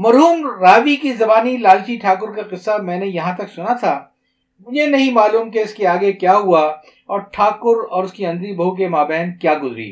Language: Urdu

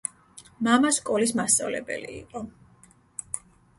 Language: Georgian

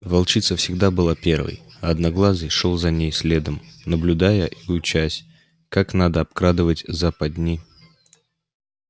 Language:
Russian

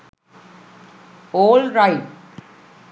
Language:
Sinhala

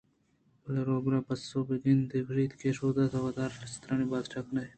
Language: Eastern Balochi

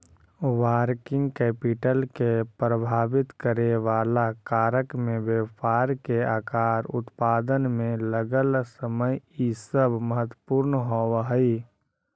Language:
Magahi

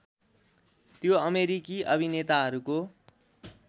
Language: Nepali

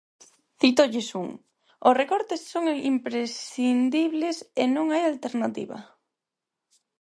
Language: Galician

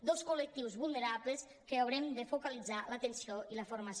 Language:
Catalan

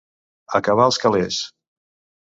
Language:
Catalan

